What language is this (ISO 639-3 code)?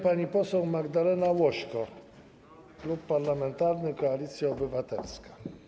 pol